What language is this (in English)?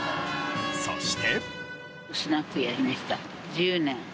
Japanese